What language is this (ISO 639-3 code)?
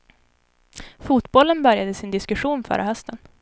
swe